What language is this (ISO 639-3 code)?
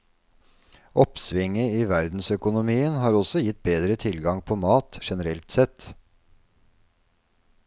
nor